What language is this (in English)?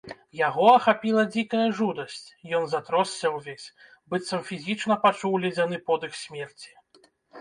Belarusian